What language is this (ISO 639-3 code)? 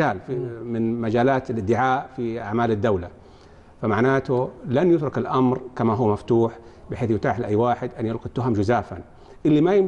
ara